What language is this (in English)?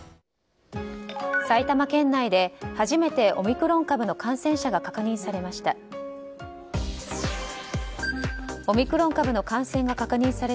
Japanese